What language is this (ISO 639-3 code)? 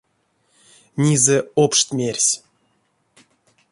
myv